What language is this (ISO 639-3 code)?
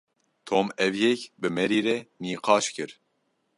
kur